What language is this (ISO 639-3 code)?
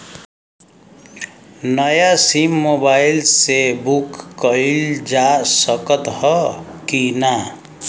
bho